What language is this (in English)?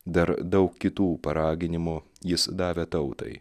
Lithuanian